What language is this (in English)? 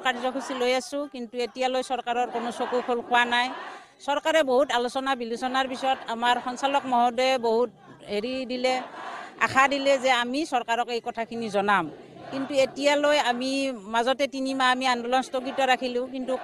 Bangla